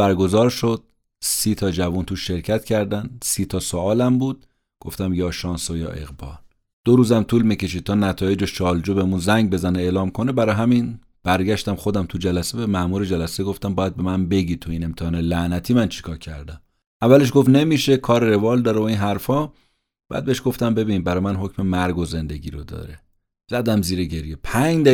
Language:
Persian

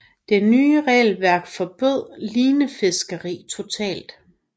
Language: Danish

